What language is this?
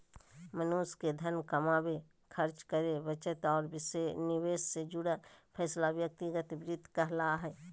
Magahi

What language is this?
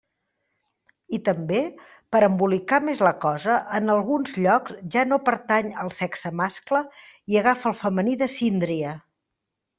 Catalan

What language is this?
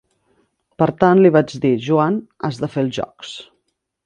Catalan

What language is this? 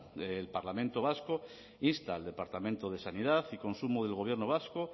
Spanish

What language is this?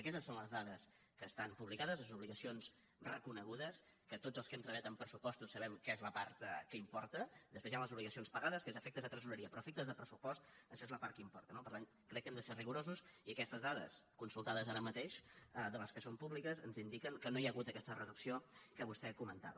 Catalan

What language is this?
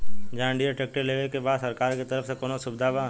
Bhojpuri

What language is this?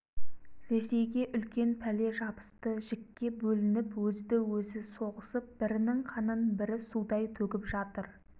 Kazakh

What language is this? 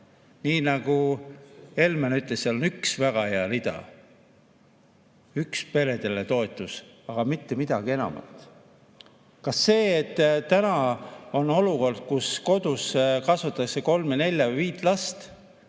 Estonian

